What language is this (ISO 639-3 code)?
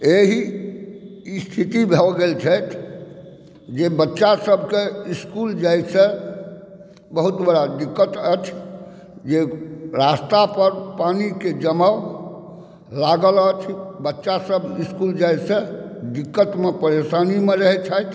mai